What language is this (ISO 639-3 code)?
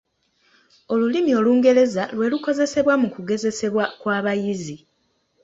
lug